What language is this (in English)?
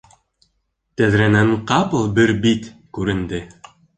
Bashkir